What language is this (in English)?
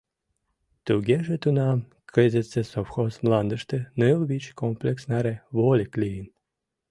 Mari